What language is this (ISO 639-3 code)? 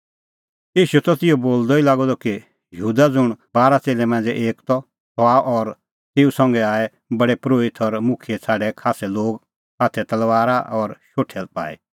kfx